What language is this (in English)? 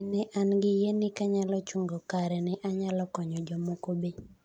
Luo (Kenya and Tanzania)